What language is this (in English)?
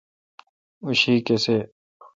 Kalkoti